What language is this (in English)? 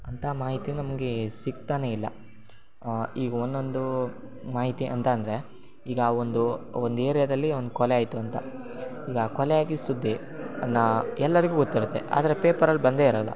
Kannada